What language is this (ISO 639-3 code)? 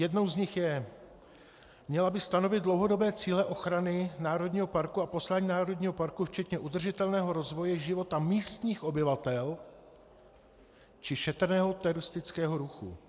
ces